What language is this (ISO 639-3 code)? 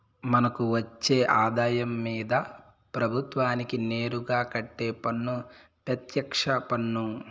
tel